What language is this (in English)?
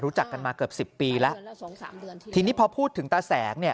Thai